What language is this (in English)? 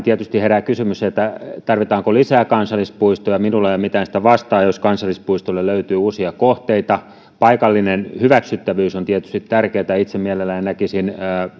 Finnish